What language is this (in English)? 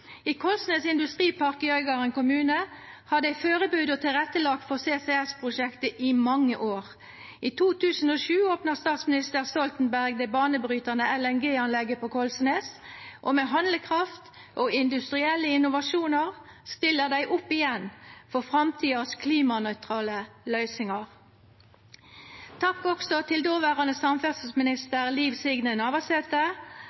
Norwegian Nynorsk